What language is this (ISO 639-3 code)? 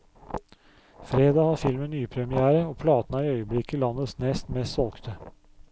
nor